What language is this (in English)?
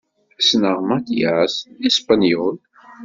Kabyle